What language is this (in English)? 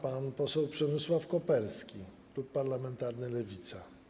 Polish